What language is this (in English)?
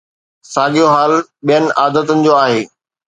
Sindhi